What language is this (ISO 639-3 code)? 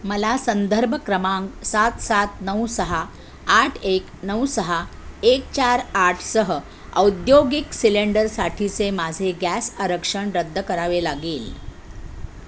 mar